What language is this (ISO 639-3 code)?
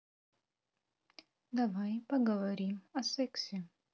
rus